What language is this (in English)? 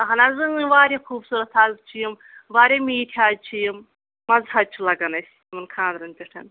Kashmiri